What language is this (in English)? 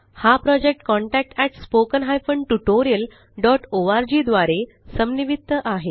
Marathi